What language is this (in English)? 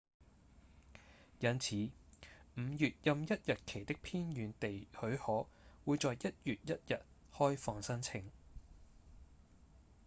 Cantonese